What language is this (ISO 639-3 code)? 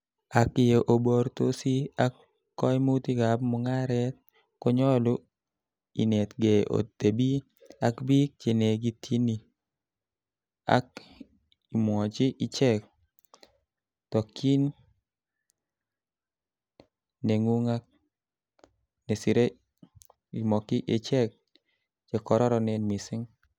kln